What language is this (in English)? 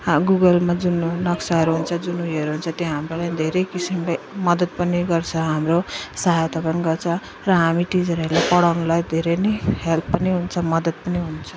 Nepali